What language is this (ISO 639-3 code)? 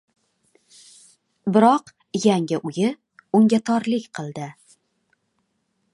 uzb